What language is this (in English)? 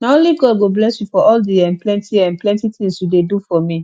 Nigerian Pidgin